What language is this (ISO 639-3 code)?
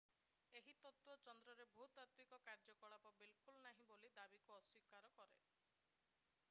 ori